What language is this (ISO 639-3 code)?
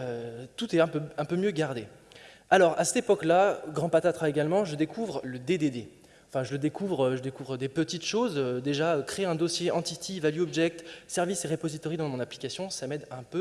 fra